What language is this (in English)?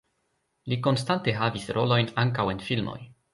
Esperanto